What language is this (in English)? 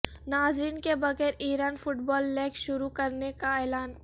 Urdu